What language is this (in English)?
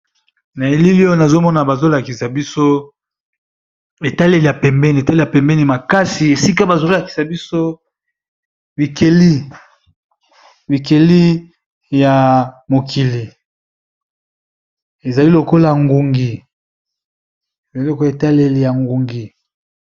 Lingala